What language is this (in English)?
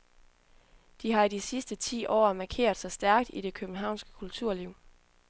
Danish